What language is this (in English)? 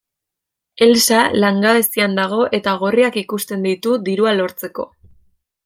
Basque